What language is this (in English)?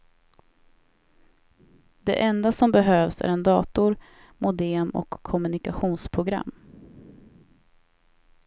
Swedish